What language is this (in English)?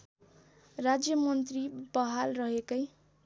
Nepali